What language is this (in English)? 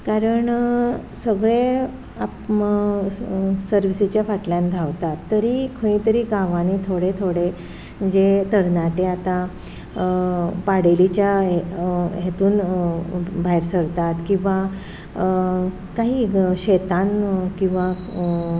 Konkani